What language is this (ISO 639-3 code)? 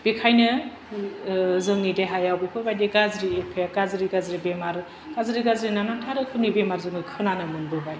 brx